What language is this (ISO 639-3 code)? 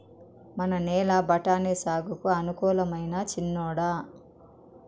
tel